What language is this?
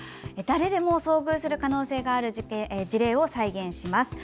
Japanese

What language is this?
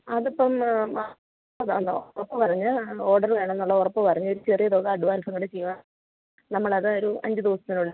Malayalam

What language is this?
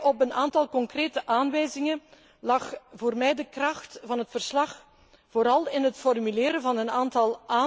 Dutch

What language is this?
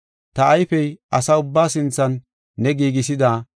Gofa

